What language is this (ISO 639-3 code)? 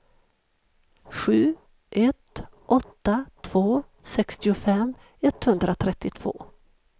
swe